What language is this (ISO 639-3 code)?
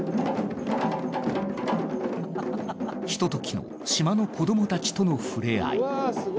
jpn